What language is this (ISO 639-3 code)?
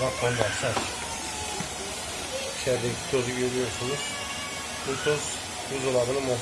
tur